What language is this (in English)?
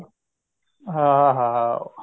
Punjabi